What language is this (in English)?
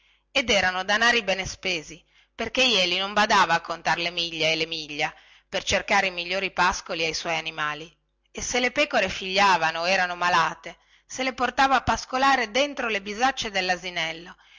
Italian